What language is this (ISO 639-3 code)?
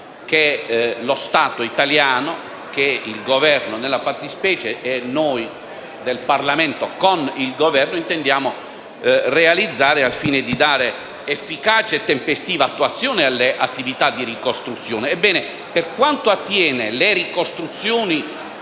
ita